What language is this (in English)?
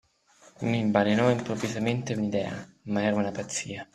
Italian